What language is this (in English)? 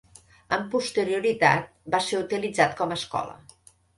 Catalan